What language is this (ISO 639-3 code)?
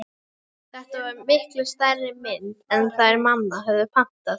isl